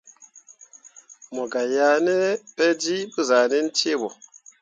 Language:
Mundang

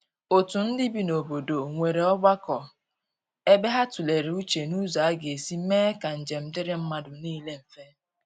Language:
Igbo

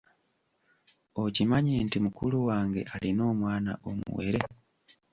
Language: Ganda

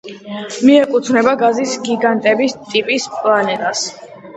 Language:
Georgian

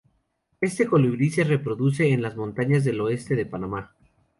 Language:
Spanish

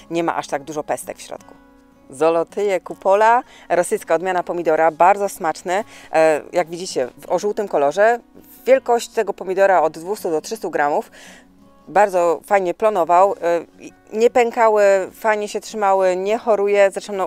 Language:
Polish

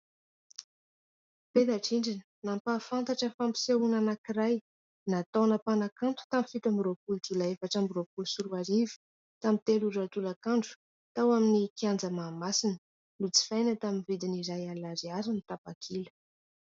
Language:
Malagasy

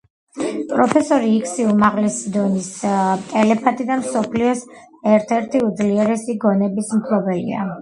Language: Georgian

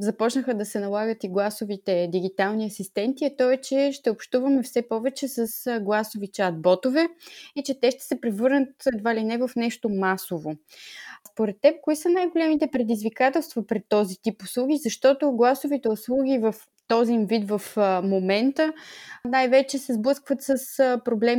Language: Bulgarian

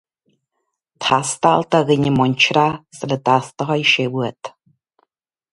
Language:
Irish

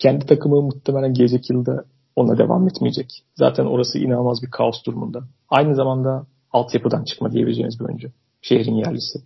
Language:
Turkish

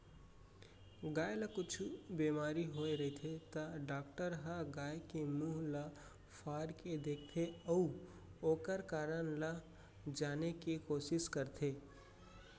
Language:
Chhattisgarhi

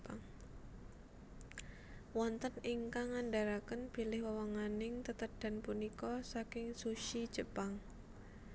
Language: Javanese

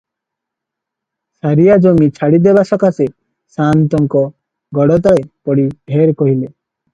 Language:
Odia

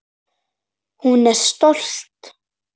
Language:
Icelandic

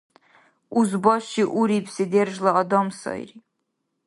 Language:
Dargwa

